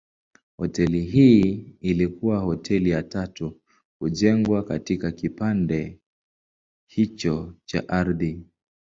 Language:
Swahili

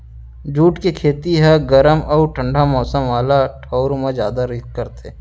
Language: Chhattisgarhi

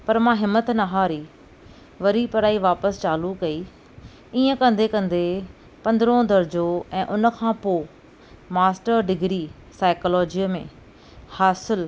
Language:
Sindhi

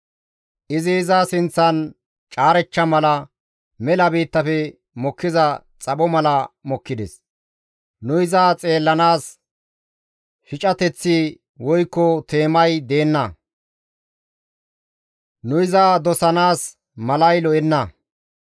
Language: Gamo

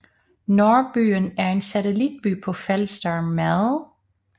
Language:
Danish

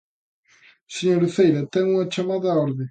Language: Galician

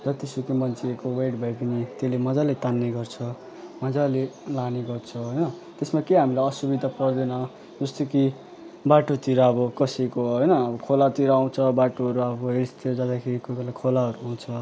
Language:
Nepali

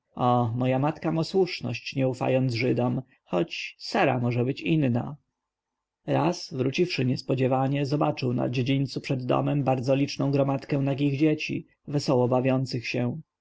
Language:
Polish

